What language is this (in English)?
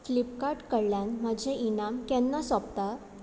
Konkani